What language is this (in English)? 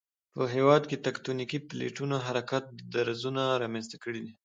Pashto